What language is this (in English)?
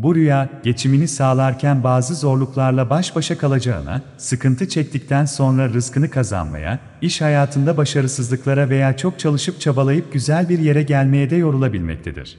Turkish